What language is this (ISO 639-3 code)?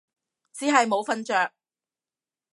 yue